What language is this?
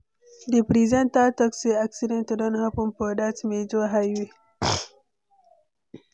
Nigerian Pidgin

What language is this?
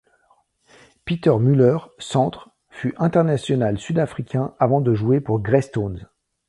French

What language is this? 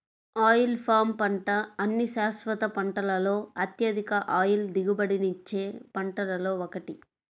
Telugu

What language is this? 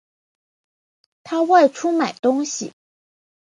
Chinese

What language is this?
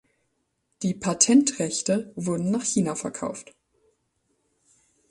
German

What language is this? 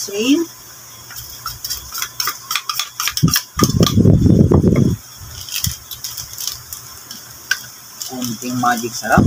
Filipino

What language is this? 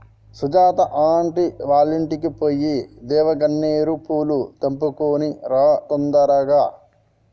Telugu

